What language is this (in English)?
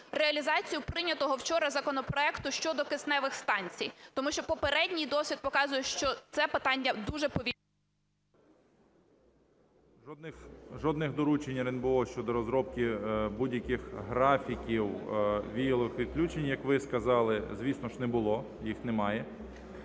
Ukrainian